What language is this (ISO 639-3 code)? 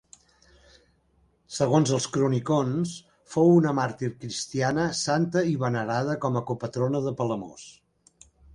cat